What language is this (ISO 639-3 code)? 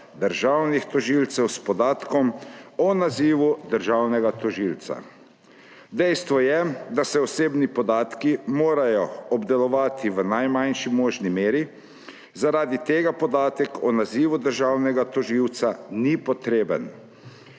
slv